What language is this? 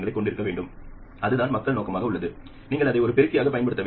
Tamil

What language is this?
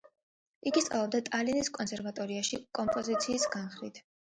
Georgian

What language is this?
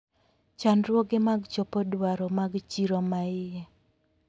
Luo (Kenya and Tanzania)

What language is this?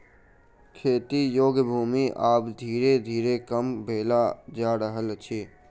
Maithili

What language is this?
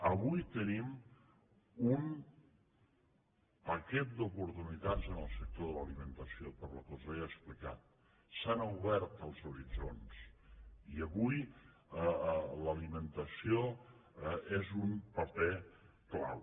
Catalan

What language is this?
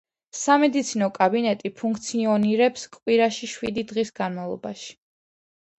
Georgian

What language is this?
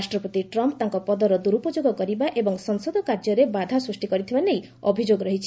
Odia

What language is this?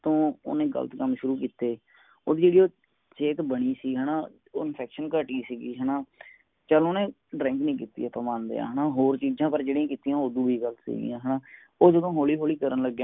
Punjabi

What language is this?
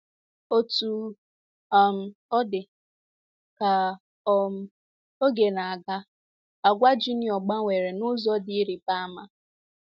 Igbo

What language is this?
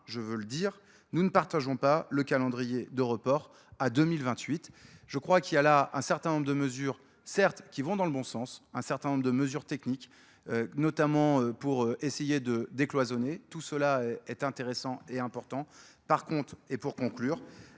French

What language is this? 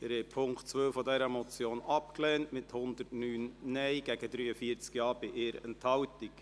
Swiss German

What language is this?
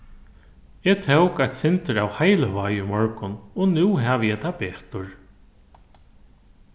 Faroese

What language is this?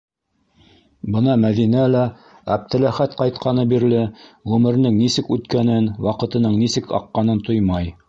Bashkir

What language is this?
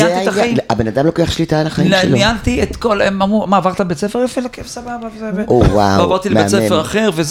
Hebrew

